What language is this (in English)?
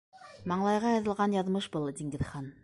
Bashkir